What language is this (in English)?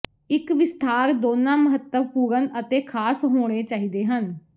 Punjabi